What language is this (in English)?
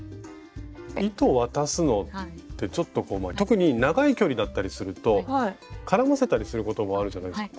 Japanese